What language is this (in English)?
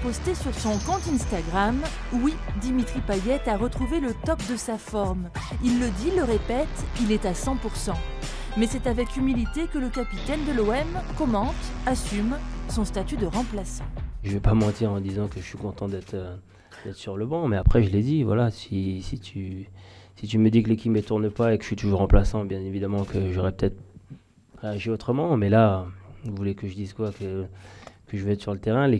French